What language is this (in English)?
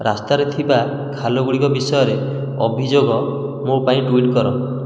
Odia